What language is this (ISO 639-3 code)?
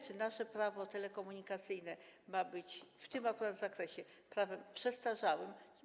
pol